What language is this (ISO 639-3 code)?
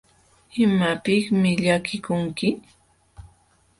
qxw